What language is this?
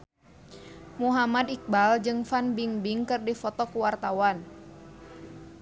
Sundanese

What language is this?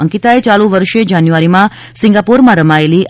Gujarati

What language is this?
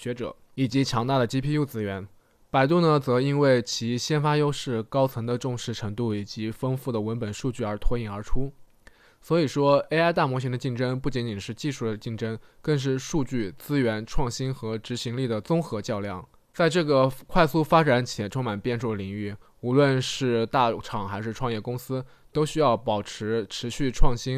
Chinese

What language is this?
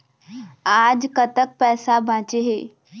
Chhattisgarhi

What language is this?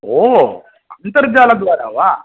Sanskrit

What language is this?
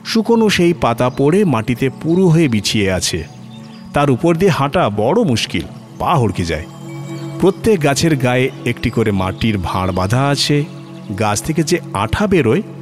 Bangla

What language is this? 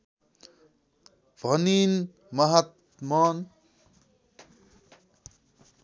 Nepali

